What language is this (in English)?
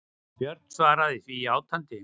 Icelandic